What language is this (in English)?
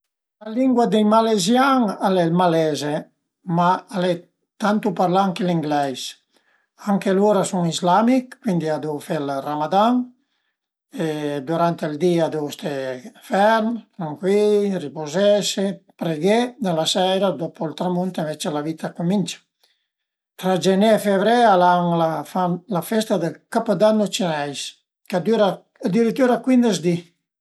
Piedmontese